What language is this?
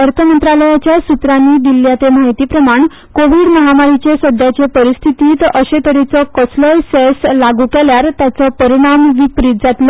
Konkani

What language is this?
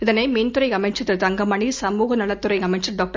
Tamil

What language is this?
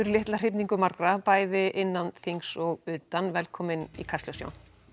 Icelandic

